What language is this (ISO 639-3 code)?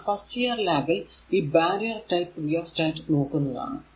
mal